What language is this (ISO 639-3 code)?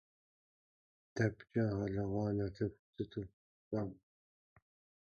kbd